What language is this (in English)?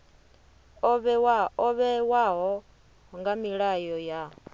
Venda